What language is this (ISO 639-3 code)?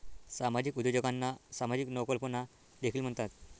mar